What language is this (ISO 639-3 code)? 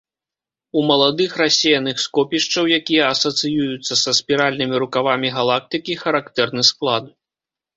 bel